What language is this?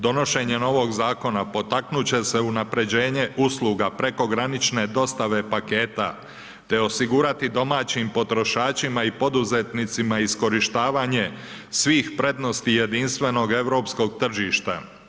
Croatian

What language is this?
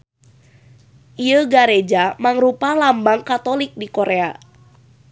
Sundanese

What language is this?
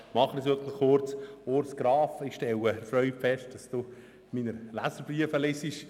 Swiss German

